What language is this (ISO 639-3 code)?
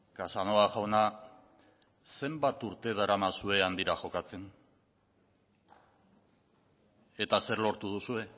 eus